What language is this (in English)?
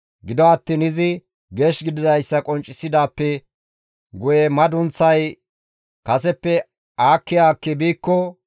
Gamo